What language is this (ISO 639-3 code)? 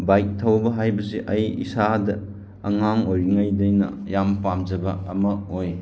mni